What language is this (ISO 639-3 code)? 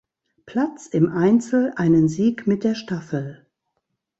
deu